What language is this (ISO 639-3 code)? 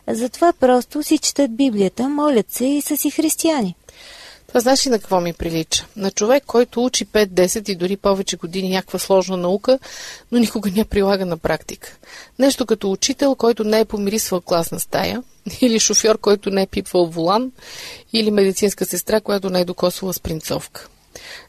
bul